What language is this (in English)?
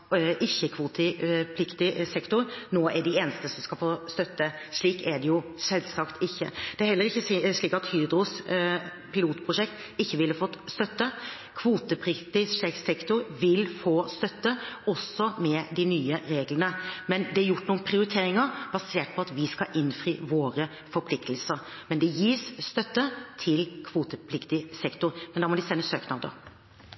Norwegian Bokmål